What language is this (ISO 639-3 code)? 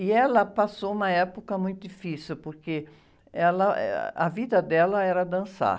por